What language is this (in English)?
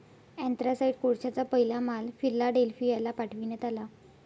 Marathi